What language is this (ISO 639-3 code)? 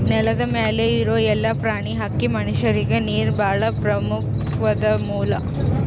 kan